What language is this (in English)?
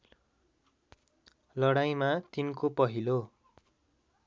Nepali